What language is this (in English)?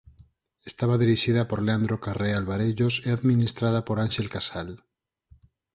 Galician